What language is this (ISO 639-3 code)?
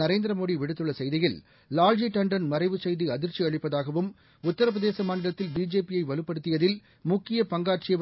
tam